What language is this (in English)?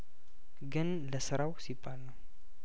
Amharic